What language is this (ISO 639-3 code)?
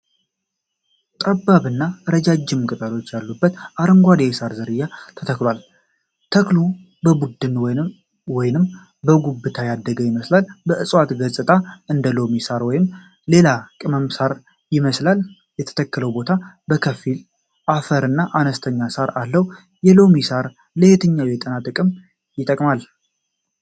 amh